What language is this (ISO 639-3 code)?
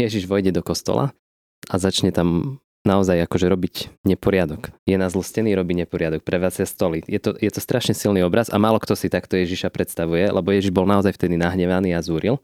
slk